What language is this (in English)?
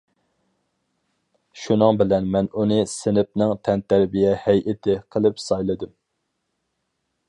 Uyghur